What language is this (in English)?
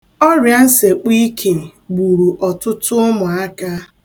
Igbo